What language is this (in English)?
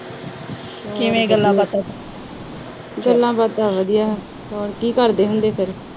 Punjabi